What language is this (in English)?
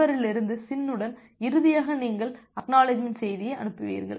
Tamil